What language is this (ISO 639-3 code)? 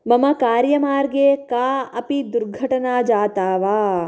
san